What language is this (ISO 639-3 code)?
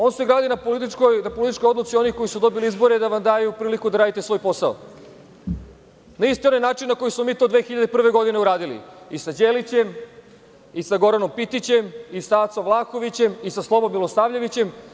srp